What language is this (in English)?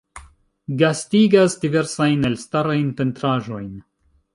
Esperanto